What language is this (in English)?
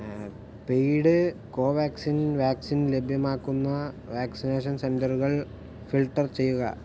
Malayalam